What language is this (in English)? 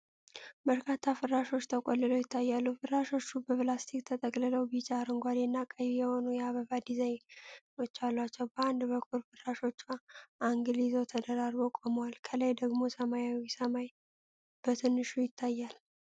Amharic